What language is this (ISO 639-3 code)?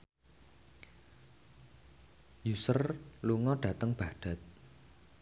jav